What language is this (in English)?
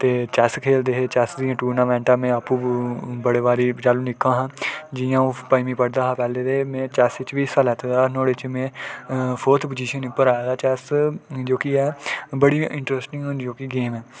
Dogri